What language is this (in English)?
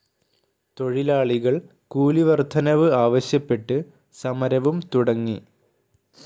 Malayalam